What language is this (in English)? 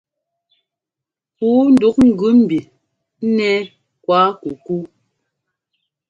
Ngomba